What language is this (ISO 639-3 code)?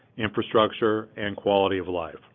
eng